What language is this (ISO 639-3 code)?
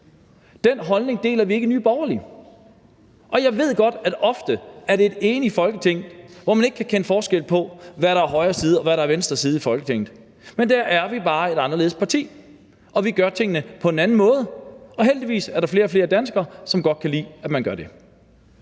dan